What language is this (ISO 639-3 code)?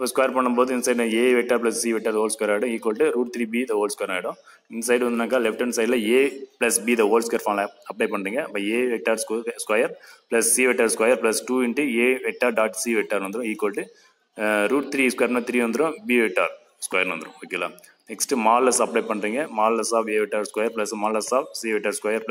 tam